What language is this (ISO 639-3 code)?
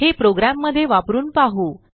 mar